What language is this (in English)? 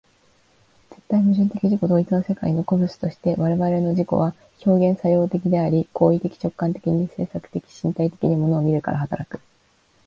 Japanese